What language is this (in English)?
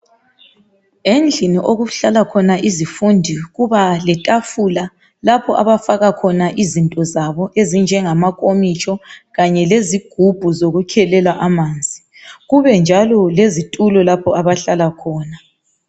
North Ndebele